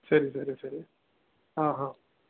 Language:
Kannada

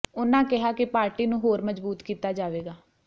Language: Punjabi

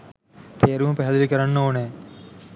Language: Sinhala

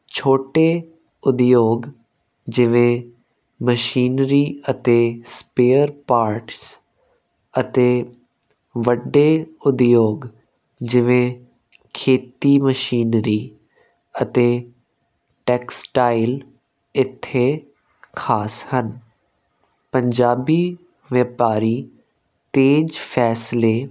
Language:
Punjabi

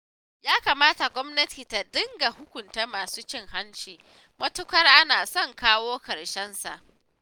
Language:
Hausa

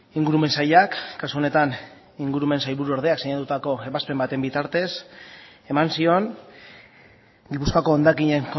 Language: Basque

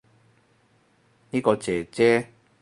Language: Cantonese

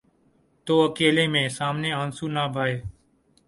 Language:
Urdu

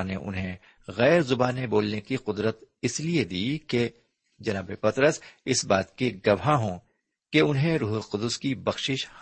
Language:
Urdu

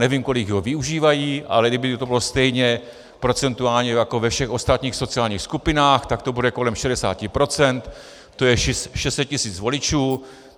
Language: Czech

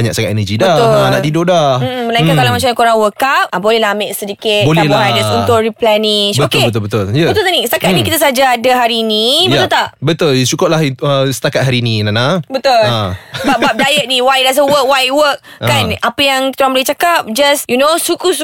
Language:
Malay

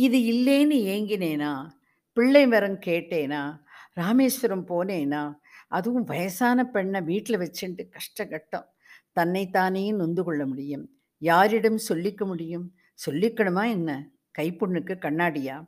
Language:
Tamil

